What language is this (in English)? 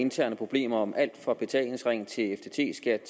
Danish